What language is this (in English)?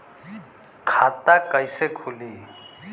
Bhojpuri